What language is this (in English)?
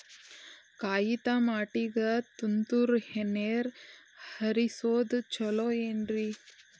Kannada